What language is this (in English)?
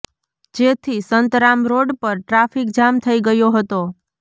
Gujarati